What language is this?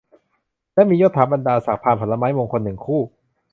Thai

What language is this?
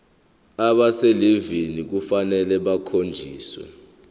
Zulu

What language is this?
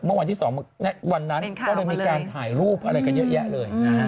Thai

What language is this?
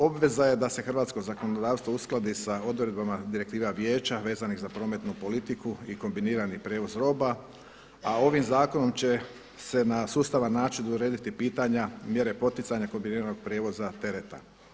Croatian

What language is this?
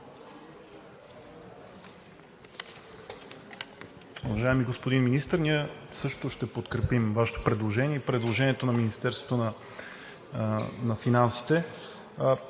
Bulgarian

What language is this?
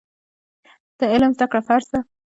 Pashto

